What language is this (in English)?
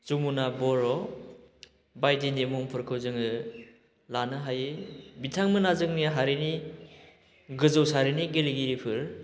Bodo